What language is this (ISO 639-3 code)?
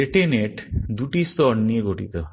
ben